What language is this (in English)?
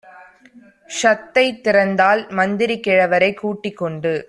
Tamil